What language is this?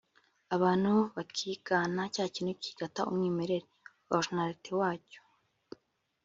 Kinyarwanda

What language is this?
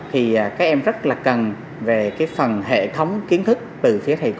Vietnamese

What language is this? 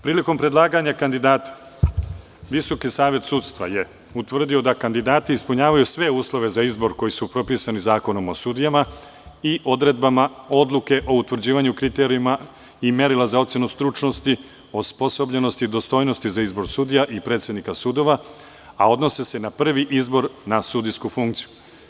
Serbian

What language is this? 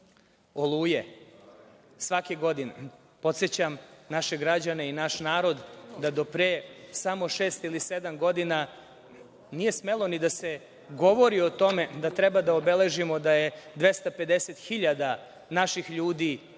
Serbian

